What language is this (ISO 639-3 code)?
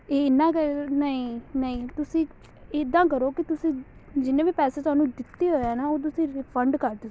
pan